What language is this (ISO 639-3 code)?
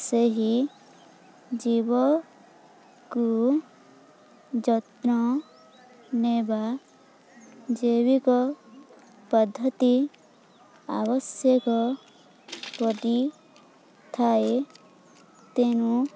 ori